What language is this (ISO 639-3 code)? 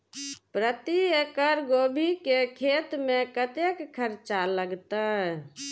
mai